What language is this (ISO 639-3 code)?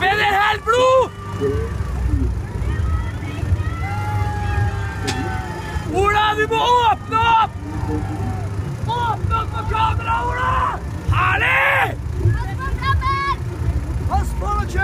dan